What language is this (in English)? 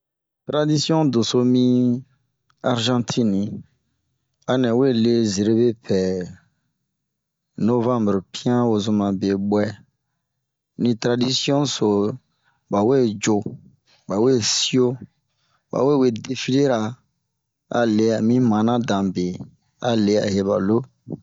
Bomu